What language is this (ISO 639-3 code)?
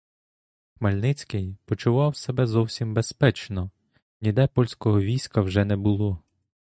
ukr